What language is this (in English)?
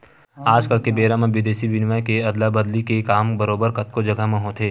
Chhattisgarhi